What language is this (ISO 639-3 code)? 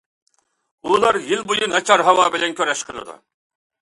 uig